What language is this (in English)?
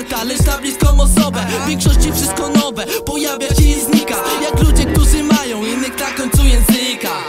Polish